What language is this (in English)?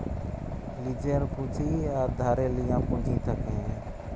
Bangla